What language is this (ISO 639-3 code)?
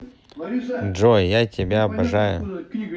rus